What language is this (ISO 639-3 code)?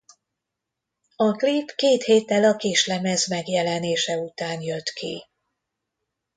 hun